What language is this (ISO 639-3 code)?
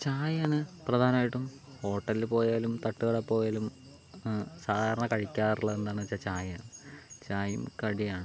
mal